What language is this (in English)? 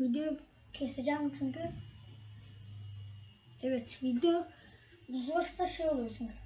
Turkish